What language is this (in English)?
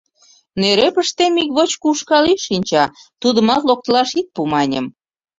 Mari